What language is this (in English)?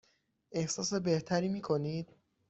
Persian